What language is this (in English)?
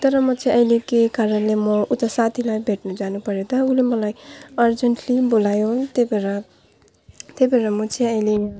Nepali